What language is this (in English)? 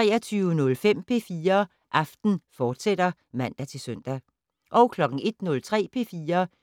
Danish